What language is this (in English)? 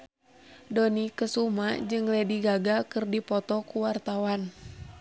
Sundanese